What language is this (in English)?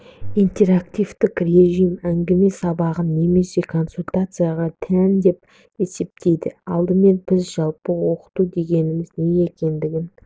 Kazakh